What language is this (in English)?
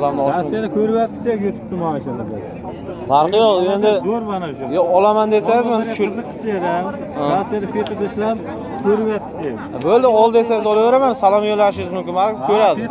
Turkish